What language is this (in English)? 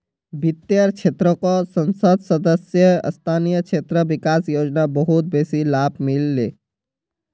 Magahi